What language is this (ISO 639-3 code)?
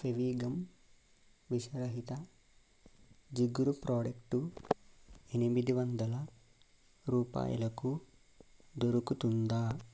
tel